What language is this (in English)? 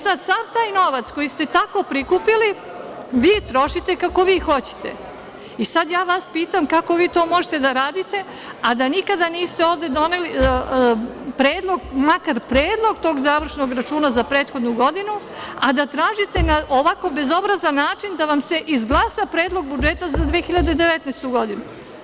Serbian